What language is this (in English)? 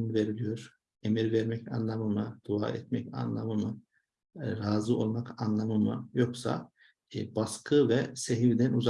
Turkish